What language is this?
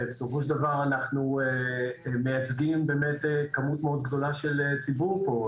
Hebrew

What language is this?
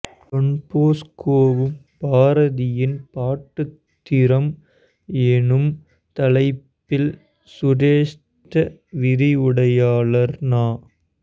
Tamil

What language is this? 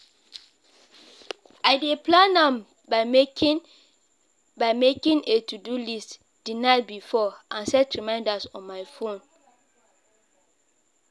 Nigerian Pidgin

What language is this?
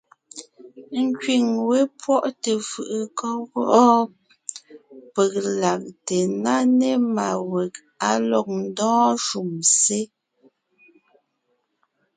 Ngiemboon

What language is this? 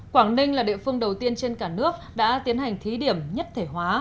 Vietnamese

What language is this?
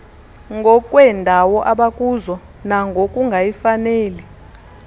Xhosa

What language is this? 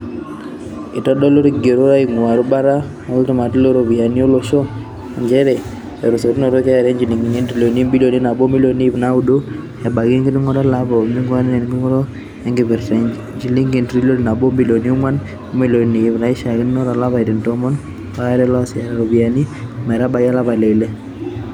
Masai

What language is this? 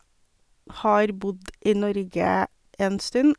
Norwegian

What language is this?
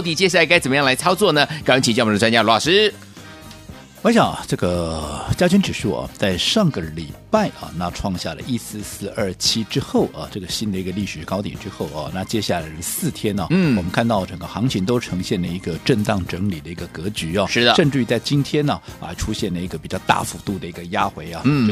Chinese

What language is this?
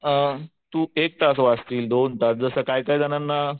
Marathi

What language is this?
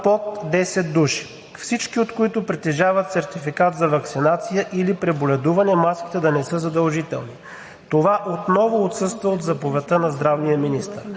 Bulgarian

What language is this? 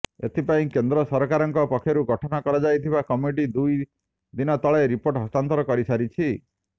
Odia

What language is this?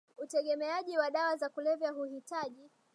Swahili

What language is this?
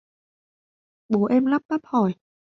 Vietnamese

